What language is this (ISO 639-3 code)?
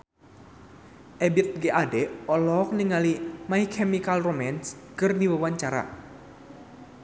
sun